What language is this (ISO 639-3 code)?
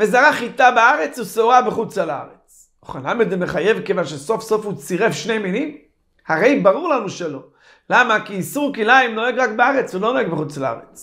heb